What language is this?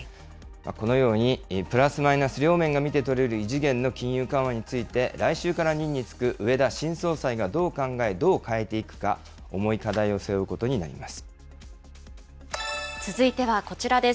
Japanese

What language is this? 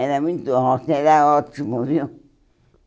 Portuguese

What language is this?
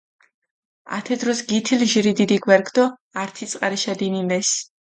Mingrelian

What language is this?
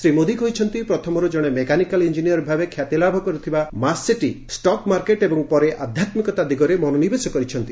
Odia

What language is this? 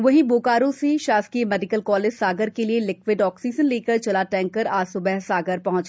Hindi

